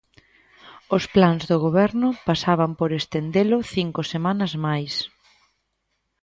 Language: Galician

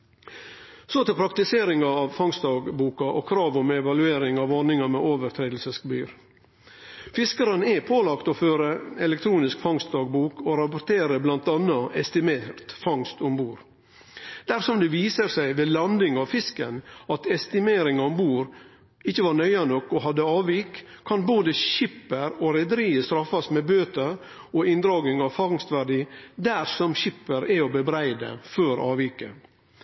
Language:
Norwegian Nynorsk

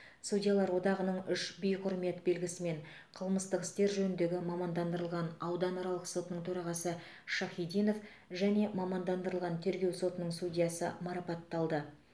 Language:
Kazakh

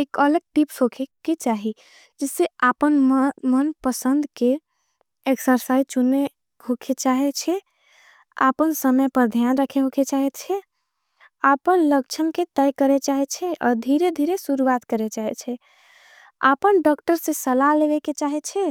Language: Angika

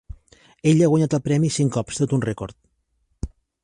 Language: Catalan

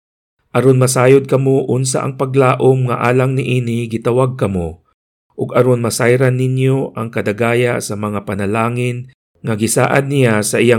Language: Filipino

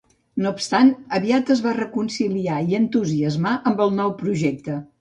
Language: Catalan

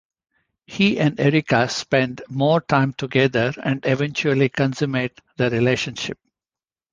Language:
English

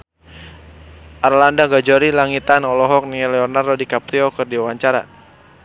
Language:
Sundanese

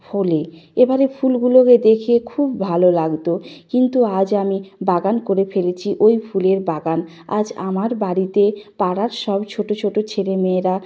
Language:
Bangla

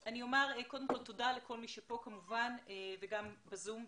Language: Hebrew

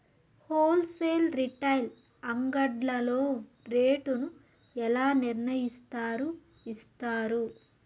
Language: Telugu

